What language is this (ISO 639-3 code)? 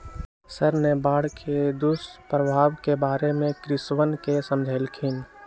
mag